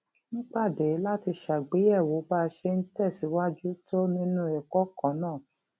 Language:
Yoruba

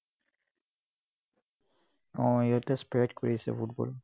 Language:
Assamese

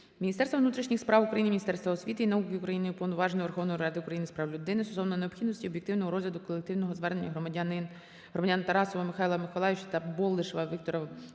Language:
Ukrainian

